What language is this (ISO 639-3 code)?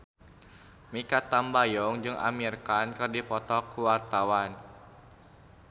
sun